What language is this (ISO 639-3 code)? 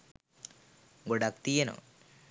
sin